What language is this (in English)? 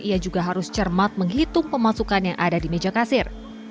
Indonesian